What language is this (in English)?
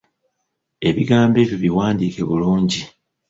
Ganda